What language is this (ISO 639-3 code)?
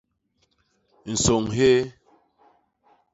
bas